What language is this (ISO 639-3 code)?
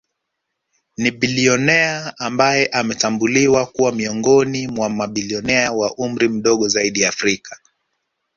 swa